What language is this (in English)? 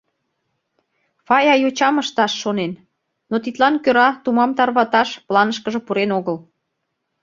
Mari